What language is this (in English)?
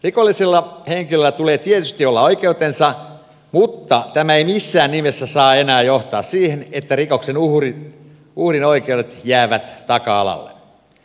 Finnish